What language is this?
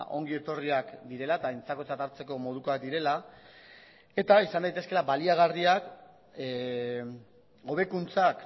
Basque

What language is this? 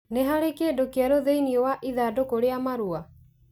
Kikuyu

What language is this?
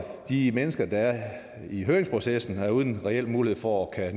Danish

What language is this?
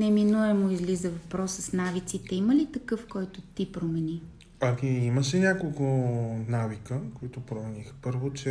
Bulgarian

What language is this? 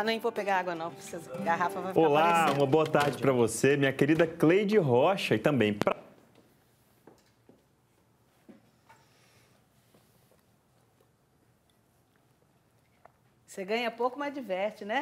Portuguese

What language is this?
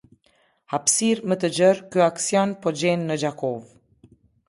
Albanian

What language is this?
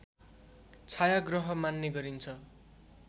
Nepali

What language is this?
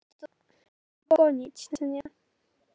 Icelandic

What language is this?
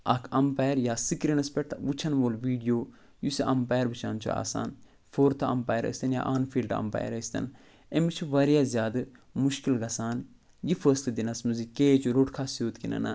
Kashmiri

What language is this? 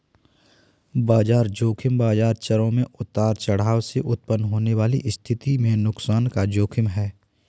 Hindi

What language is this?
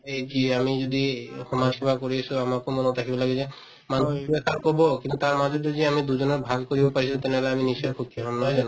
Assamese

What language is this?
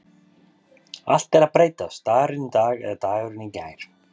Icelandic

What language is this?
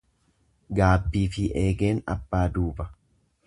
Oromo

